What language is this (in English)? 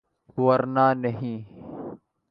Urdu